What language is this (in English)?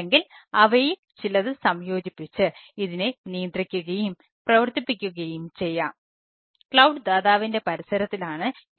Malayalam